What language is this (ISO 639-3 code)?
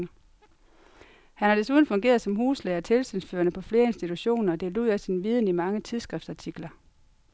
dan